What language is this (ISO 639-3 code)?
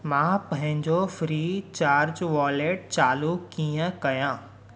snd